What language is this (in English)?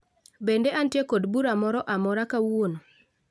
Luo (Kenya and Tanzania)